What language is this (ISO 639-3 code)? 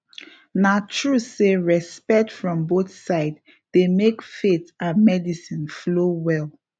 pcm